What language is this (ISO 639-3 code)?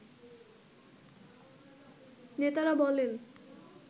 ben